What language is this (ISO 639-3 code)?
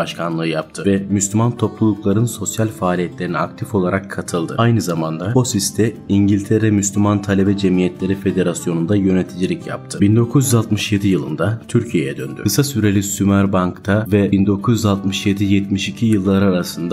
tur